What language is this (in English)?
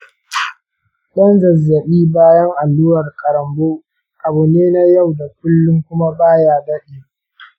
Hausa